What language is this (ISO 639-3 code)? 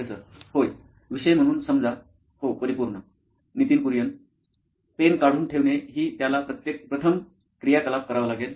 mar